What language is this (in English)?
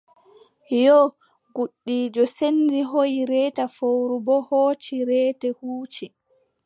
Adamawa Fulfulde